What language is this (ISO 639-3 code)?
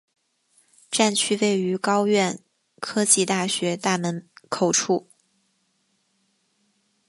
zho